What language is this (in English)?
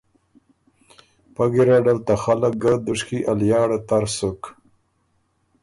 Ormuri